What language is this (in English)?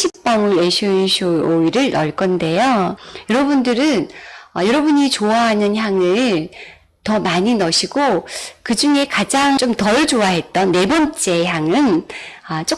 Korean